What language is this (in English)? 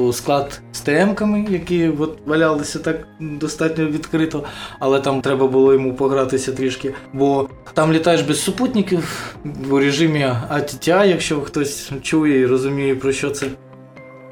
Ukrainian